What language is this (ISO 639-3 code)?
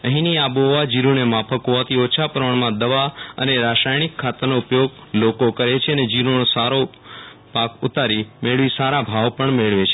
guj